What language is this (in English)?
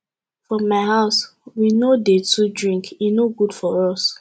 Nigerian Pidgin